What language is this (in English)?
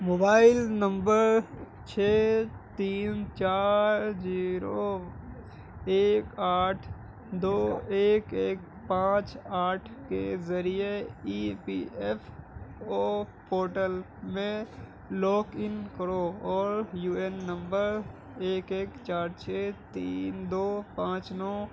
Urdu